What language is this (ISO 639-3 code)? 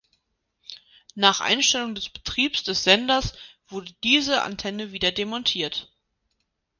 deu